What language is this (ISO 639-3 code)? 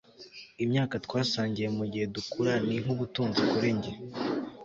kin